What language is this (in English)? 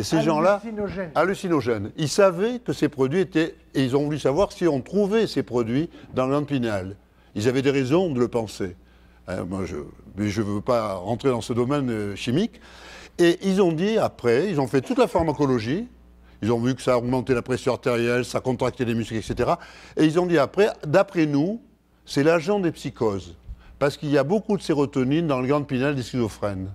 French